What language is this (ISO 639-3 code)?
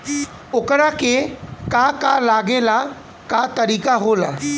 bho